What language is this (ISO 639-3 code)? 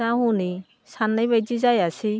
brx